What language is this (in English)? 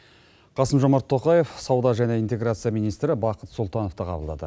Kazakh